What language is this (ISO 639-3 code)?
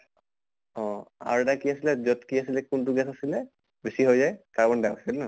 asm